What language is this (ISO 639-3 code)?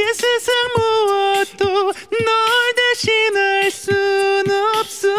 kor